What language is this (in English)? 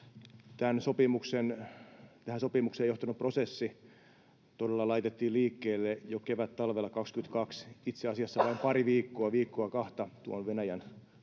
Finnish